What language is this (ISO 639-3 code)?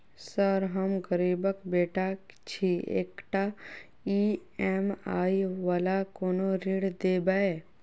mai